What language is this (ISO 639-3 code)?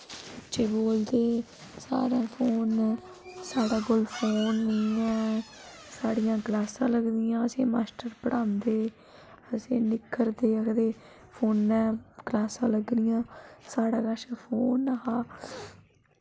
doi